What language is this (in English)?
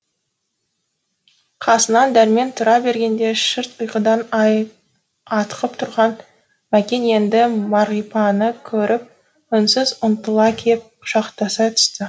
Kazakh